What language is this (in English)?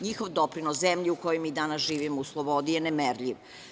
Serbian